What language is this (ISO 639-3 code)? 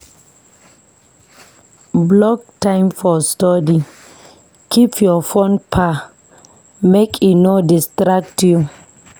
pcm